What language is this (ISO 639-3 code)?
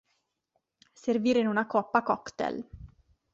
ita